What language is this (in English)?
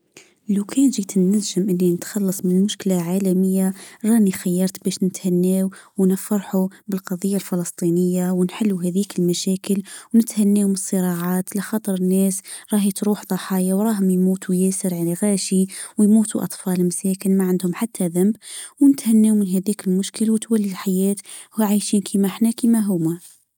Tunisian Arabic